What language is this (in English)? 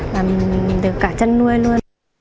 Vietnamese